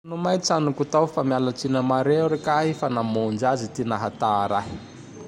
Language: Tandroy-Mahafaly Malagasy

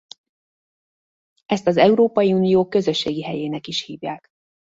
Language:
Hungarian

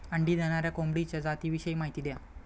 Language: Marathi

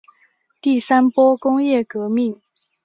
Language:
Chinese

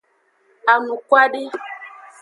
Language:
Aja (Benin)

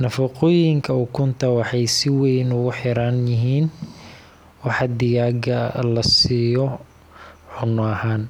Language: Somali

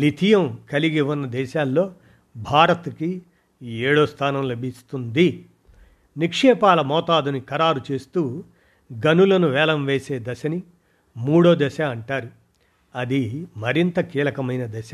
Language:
Telugu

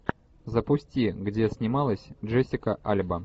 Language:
Russian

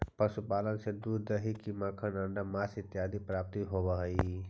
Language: Magahi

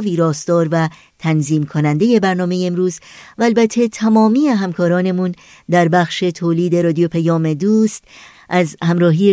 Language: Persian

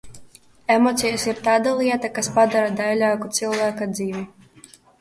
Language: Latvian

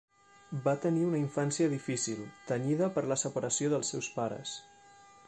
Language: Catalan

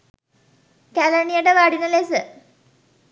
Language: Sinhala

